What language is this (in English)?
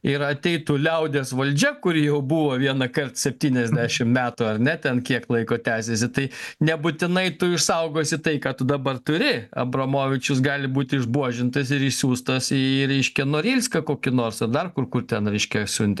Lithuanian